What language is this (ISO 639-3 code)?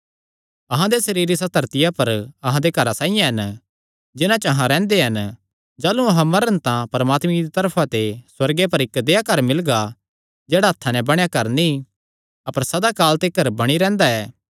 xnr